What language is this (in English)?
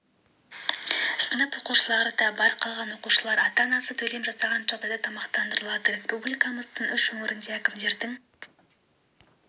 Kazakh